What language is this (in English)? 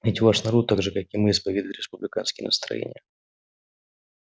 Russian